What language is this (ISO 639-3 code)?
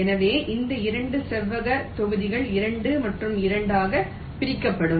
tam